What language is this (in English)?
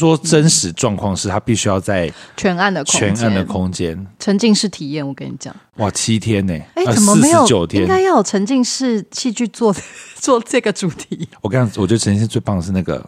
Chinese